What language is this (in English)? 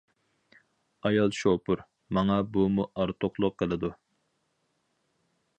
Uyghur